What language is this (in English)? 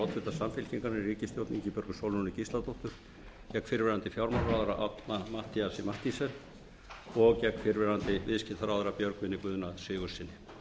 Icelandic